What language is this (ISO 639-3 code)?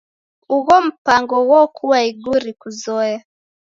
dav